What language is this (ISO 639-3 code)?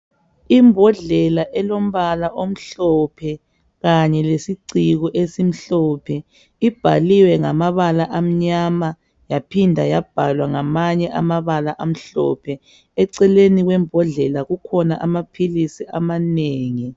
nde